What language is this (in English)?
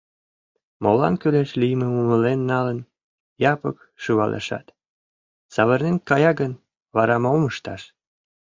Mari